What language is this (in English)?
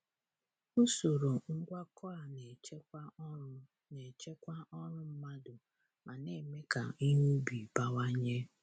Igbo